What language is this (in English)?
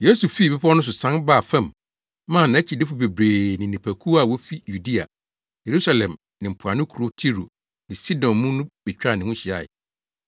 Akan